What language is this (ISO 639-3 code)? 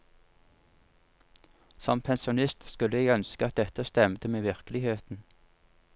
nor